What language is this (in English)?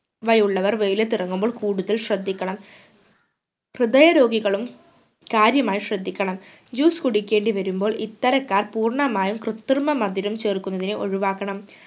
Malayalam